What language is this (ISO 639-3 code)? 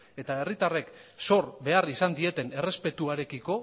eus